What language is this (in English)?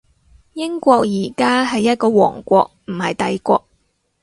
Cantonese